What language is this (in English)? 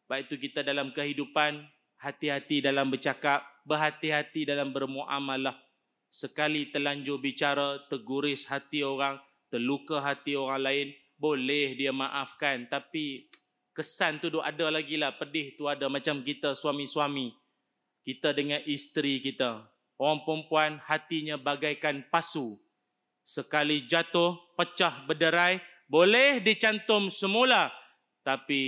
Malay